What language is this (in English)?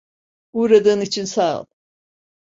Turkish